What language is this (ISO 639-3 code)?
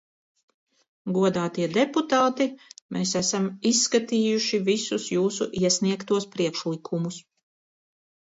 lav